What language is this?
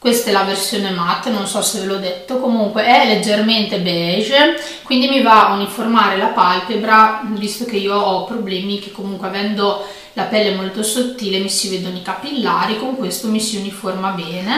Italian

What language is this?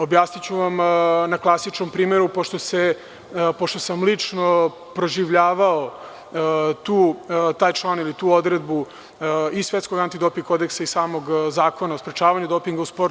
Serbian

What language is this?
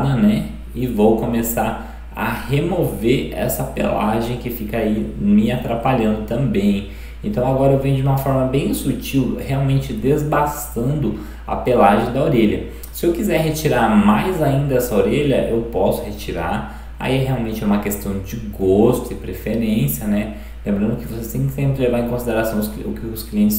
Portuguese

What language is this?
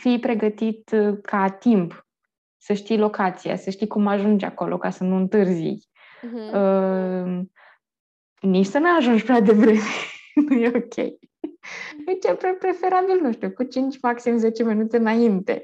Romanian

